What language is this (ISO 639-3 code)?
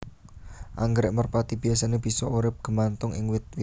jav